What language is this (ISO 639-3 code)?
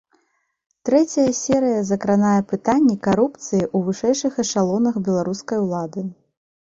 bel